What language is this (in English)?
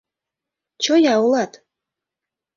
Mari